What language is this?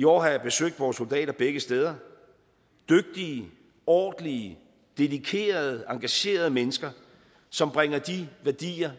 Danish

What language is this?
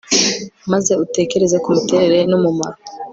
Kinyarwanda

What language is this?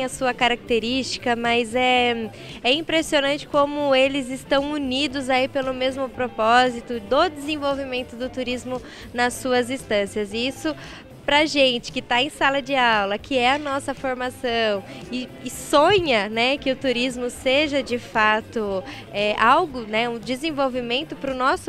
Portuguese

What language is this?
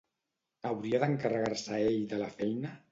Catalan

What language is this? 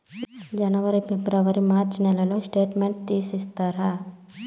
Telugu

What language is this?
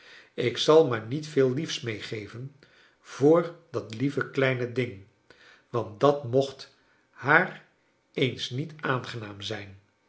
Dutch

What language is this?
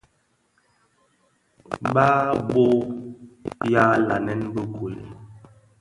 Bafia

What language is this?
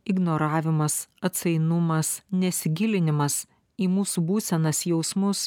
Lithuanian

